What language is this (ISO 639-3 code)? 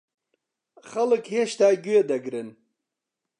ckb